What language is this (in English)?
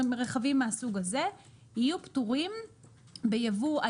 Hebrew